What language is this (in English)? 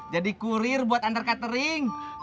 Indonesian